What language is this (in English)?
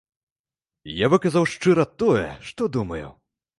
Belarusian